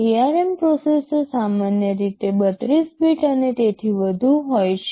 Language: Gujarati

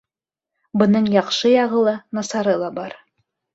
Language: Bashkir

